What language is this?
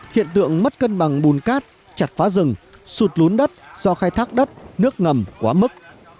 Vietnamese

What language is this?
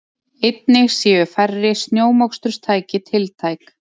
Icelandic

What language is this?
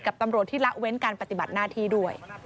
Thai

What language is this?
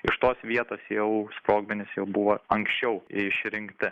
Lithuanian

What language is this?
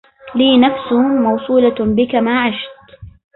Arabic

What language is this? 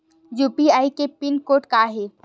Chhattisgarhi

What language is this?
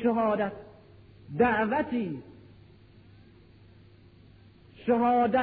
Persian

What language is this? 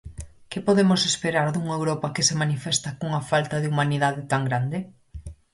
Galician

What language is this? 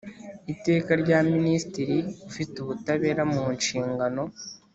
Kinyarwanda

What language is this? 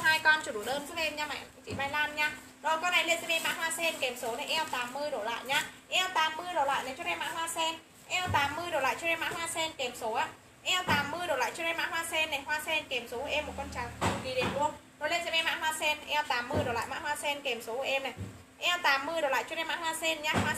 Vietnamese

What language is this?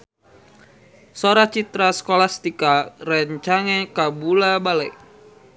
Sundanese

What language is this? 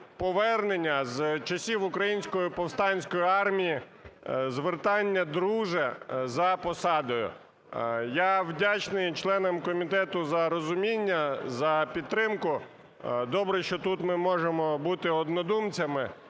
Ukrainian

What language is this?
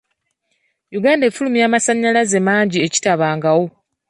Ganda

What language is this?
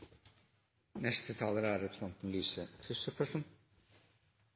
Norwegian Bokmål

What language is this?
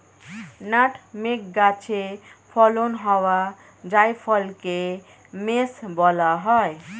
Bangla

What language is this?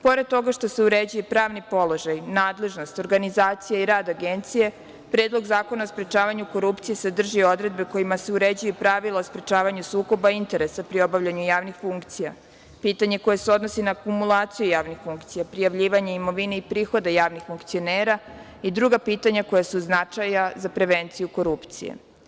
Serbian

